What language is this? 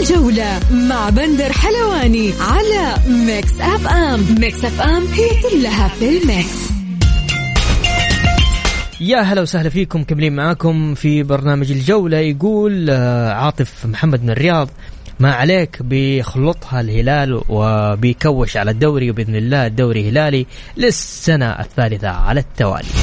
Arabic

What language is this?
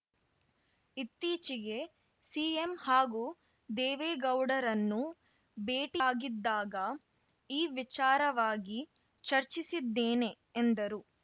Kannada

